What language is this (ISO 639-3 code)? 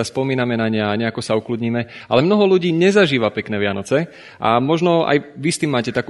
slk